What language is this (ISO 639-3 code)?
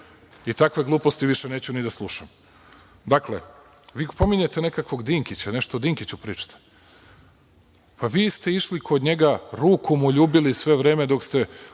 srp